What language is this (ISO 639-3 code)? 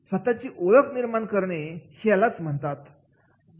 mar